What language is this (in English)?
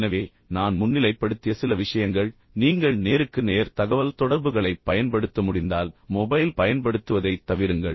Tamil